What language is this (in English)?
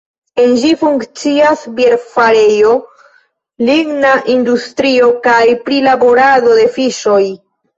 Esperanto